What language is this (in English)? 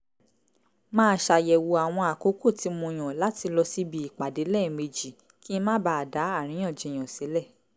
Yoruba